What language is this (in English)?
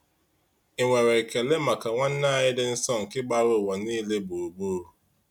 Igbo